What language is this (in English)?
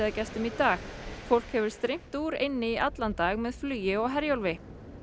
Icelandic